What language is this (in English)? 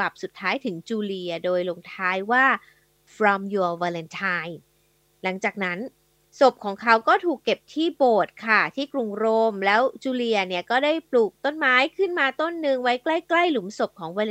Thai